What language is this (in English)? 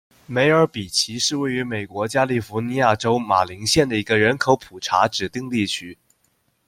Chinese